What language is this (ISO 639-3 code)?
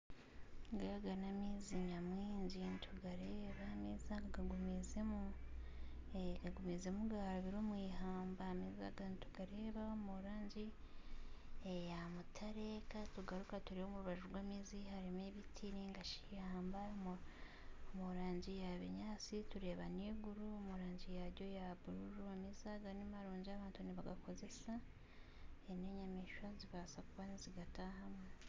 nyn